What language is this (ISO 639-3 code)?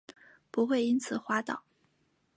zho